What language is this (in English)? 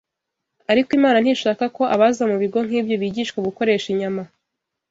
Kinyarwanda